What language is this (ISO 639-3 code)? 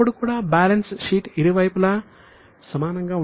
tel